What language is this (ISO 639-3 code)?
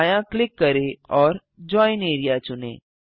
hin